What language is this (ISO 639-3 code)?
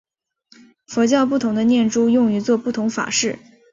zho